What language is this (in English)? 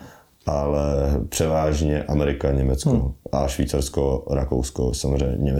Czech